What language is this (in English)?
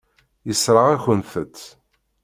Kabyle